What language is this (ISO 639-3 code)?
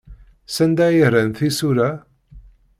kab